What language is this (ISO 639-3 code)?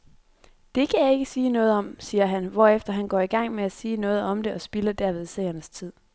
dan